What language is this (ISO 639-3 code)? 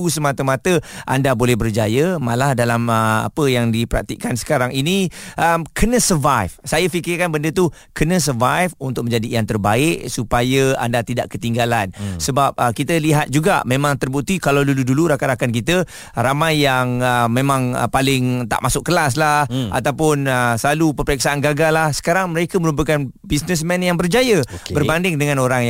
msa